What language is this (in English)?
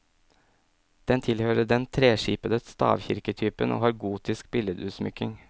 Norwegian